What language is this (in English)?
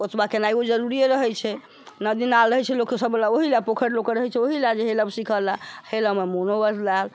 Maithili